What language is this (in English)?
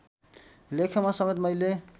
Nepali